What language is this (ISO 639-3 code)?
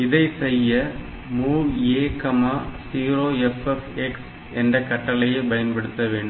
tam